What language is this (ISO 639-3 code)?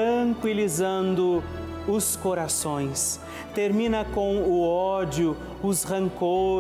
por